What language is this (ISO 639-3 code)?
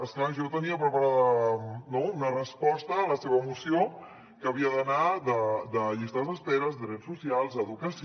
cat